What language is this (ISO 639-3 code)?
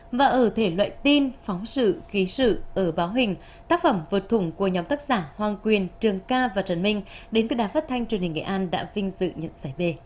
vie